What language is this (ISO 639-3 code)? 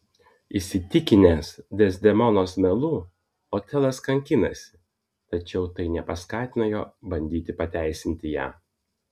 lit